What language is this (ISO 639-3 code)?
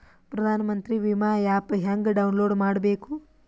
kan